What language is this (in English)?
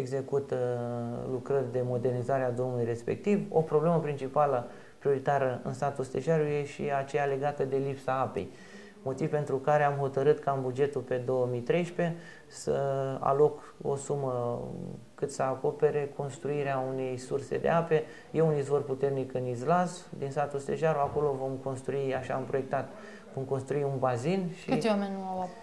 Romanian